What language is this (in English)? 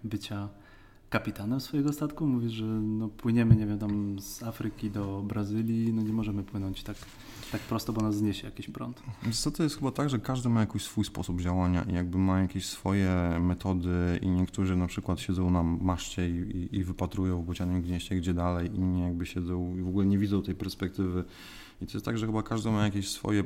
Polish